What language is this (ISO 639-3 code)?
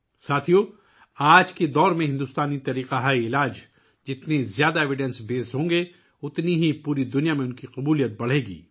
urd